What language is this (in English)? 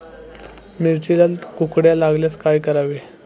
Marathi